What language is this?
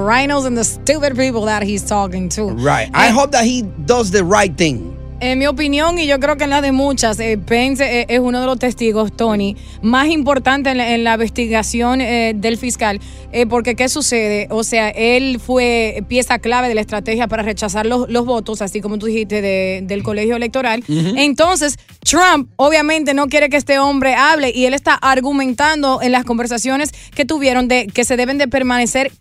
Spanish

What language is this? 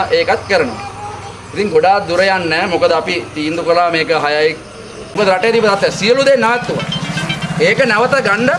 Indonesian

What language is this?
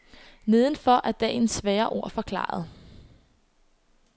Danish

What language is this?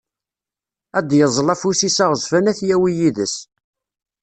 Kabyle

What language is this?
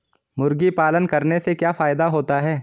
Hindi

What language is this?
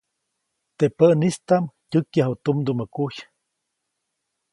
Copainalá Zoque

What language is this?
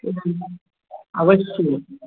Sanskrit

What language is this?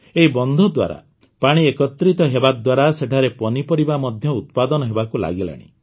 Odia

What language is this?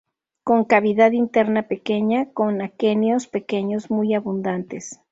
Spanish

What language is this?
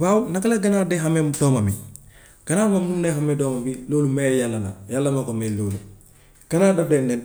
Gambian Wolof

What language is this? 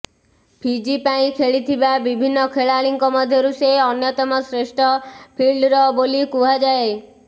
Odia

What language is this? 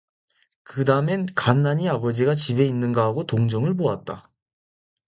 Korean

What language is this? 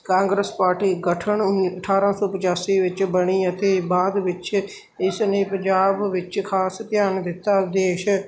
Punjabi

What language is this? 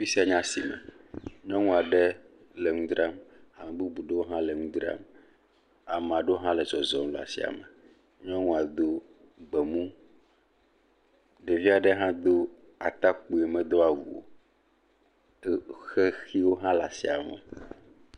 Ewe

